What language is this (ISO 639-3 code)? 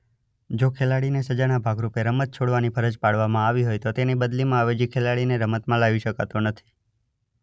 guj